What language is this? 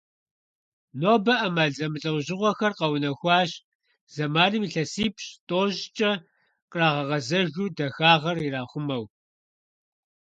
Kabardian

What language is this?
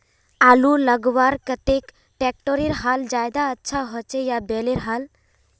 Magahi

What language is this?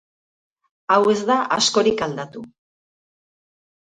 Basque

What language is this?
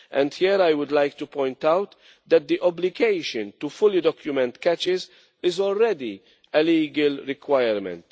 English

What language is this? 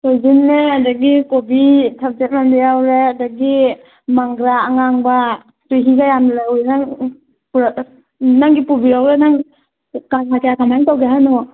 Manipuri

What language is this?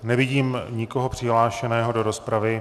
Czech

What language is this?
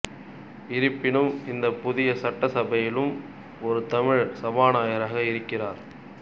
Tamil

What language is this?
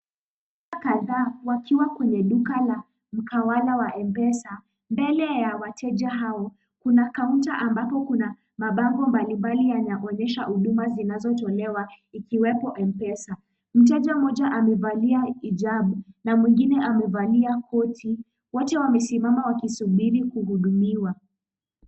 Swahili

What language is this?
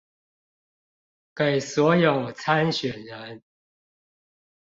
Chinese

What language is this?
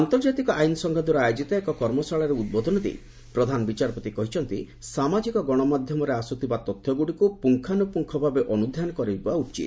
Odia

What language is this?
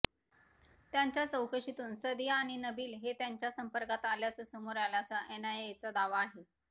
Marathi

